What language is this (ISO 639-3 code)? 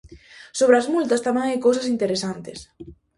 glg